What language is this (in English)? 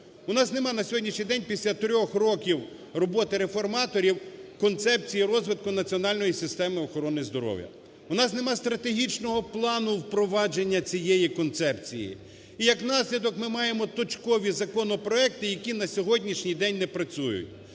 Ukrainian